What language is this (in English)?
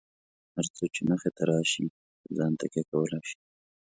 Pashto